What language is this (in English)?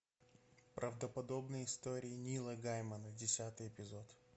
Russian